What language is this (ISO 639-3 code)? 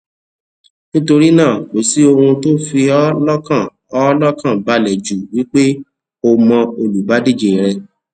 yor